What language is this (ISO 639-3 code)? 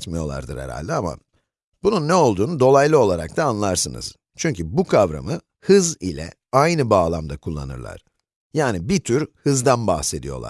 tur